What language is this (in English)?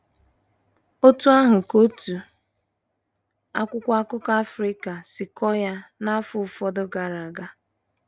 Igbo